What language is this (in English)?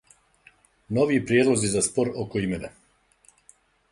Serbian